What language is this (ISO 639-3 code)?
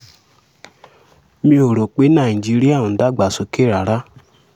yor